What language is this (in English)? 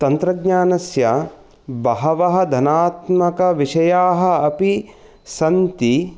Sanskrit